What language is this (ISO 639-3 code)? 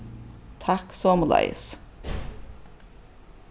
fao